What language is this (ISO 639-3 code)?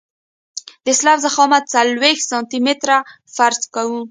pus